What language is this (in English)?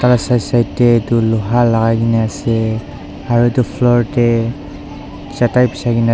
Naga Pidgin